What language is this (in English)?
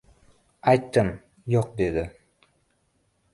Uzbek